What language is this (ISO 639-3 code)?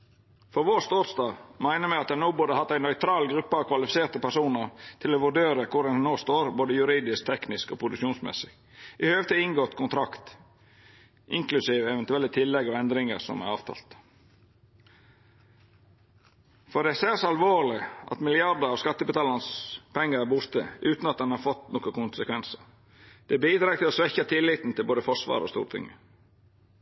nno